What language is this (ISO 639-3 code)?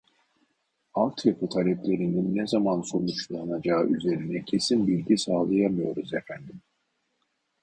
tur